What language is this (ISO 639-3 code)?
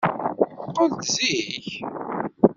kab